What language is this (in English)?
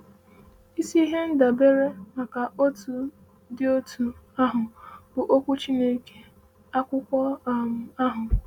Igbo